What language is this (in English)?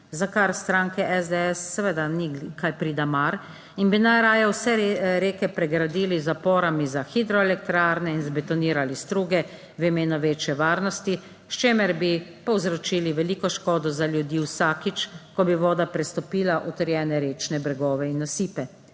Slovenian